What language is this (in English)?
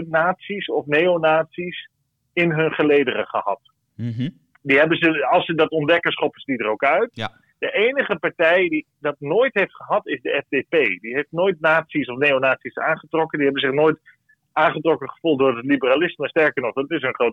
Dutch